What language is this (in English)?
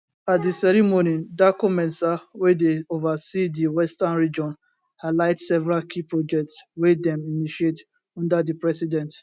Nigerian Pidgin